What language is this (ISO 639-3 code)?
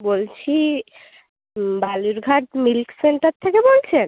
ben